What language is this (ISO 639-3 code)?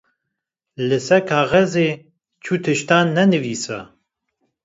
kur